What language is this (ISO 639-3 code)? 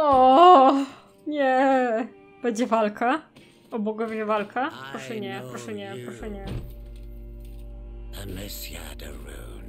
pol